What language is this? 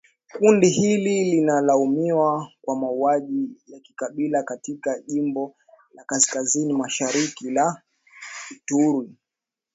Swahili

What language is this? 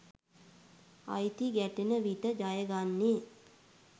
Sinhala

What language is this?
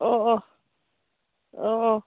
Manipuri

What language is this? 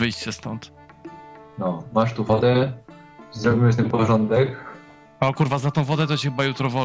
Polish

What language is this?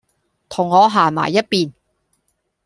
Cantonese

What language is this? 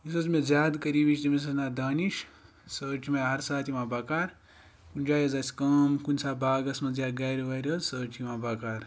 Kashmiri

